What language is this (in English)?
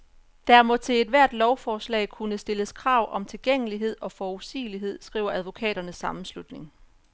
Danish